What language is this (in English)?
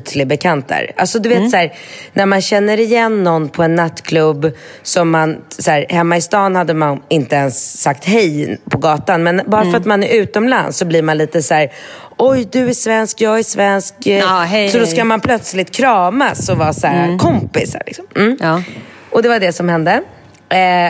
Swedish